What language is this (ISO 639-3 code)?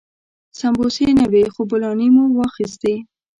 pus